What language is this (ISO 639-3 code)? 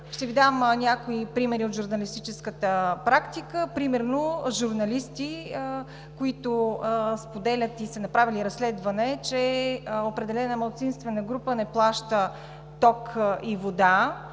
bul